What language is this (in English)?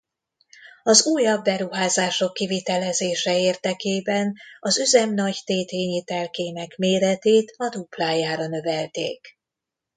Hungarian